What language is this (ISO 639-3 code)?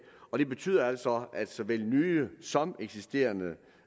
dan